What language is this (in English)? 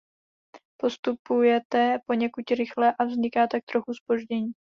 Czech